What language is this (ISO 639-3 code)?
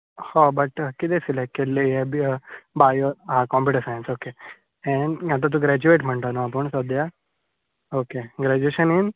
kok